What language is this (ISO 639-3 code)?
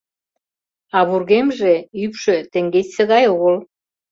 chm